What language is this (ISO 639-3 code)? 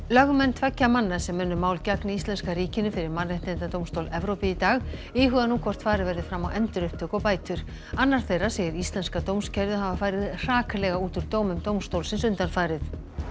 isl